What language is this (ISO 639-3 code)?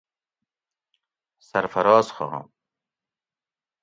gwc